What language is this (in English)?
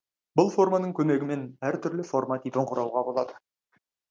Kazakh